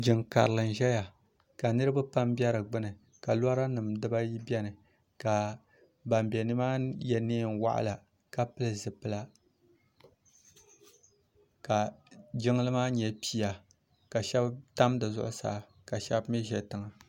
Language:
Dagbani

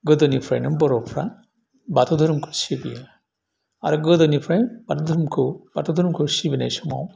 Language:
Bodo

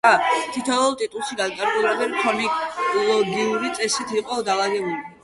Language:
Georgian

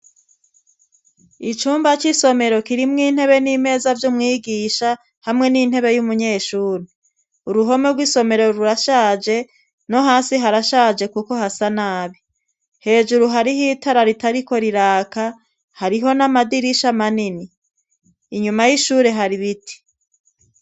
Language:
Rundi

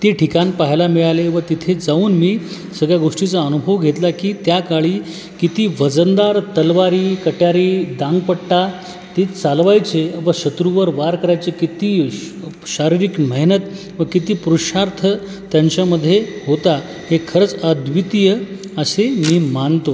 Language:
Marathi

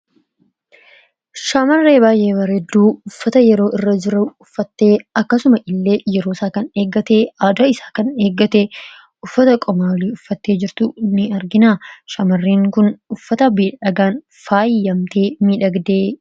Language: Oromo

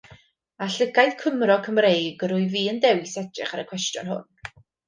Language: Welsh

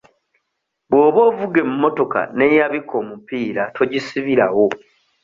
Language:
Ganda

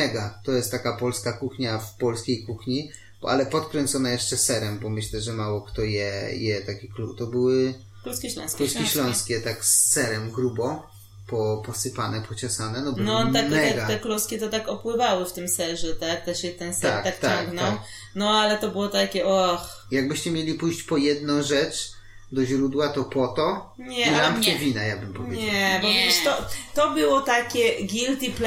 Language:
Polish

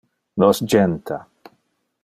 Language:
Interlingua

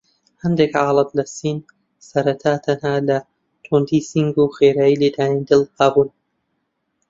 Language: Central Kurdish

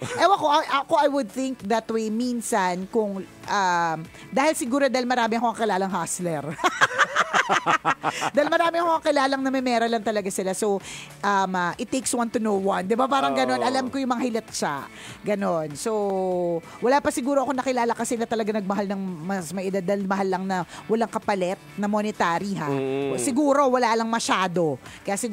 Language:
Filipino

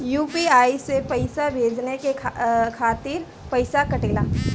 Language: Bhojpuri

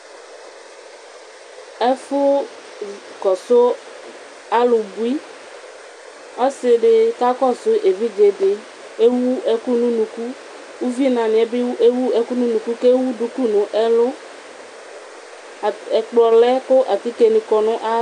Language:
Ikposo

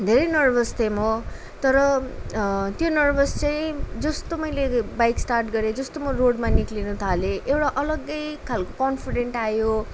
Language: Nepali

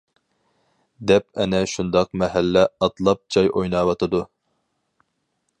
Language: Uyghur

